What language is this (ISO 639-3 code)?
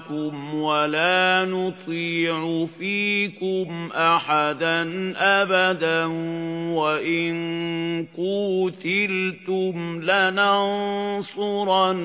ara